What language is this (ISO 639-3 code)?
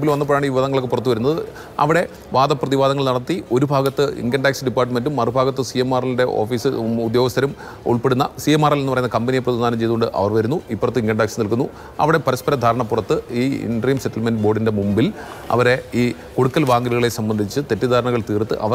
mal